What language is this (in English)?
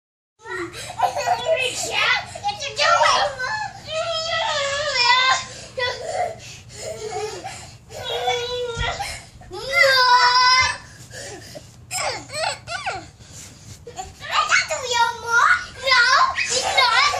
Dutch